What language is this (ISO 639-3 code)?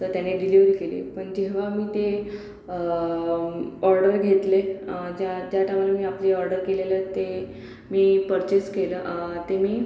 mar